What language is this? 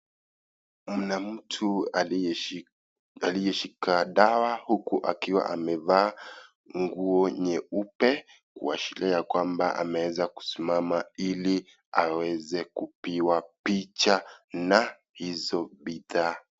Swahili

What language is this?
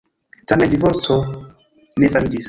Esperanto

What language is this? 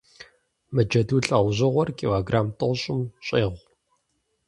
Kabardian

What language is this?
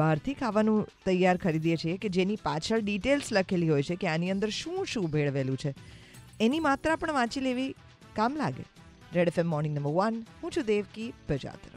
Hindi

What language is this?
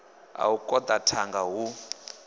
Venda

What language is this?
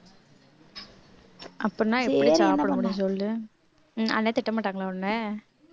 Tamil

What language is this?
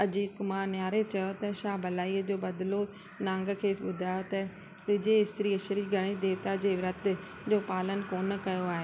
Sindhi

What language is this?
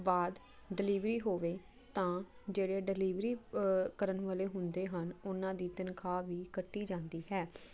Punjabi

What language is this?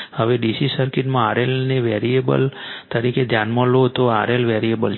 Gujarati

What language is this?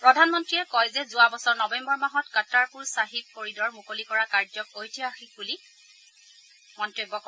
Assamese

